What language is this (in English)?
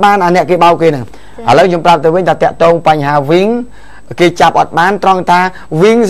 Thai